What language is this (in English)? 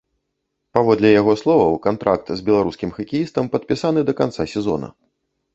Belarusian